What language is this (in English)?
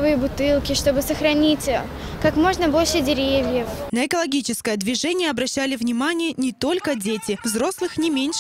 Russian